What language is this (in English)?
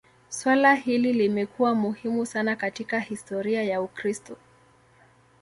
Swahili